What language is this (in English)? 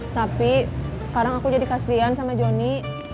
Indonesian